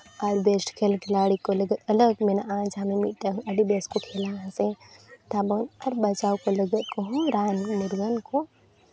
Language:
Santali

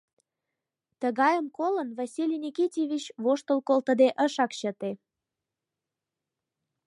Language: Mari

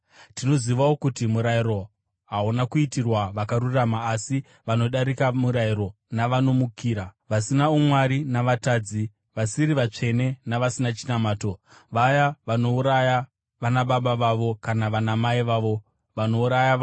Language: Shona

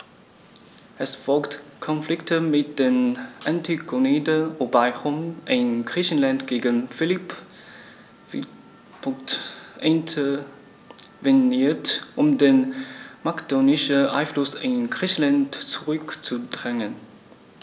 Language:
German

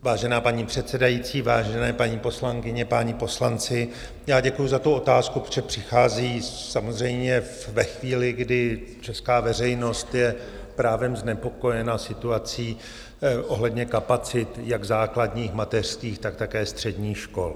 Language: Czech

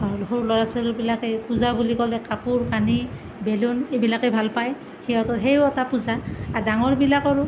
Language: Assamese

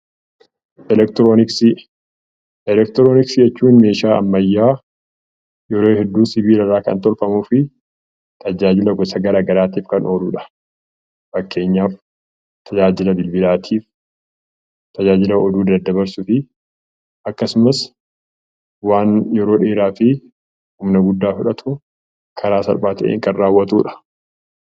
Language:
Oromo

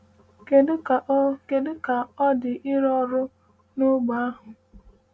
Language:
Igbo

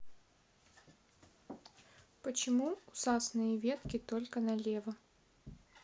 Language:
Russian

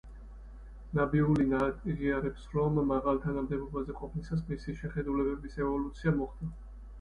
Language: Georgian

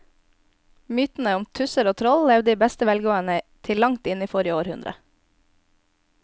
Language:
Norwegian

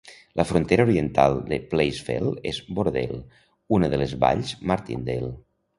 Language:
Catalan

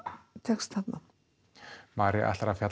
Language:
Icelandic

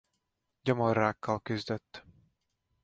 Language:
Hungarian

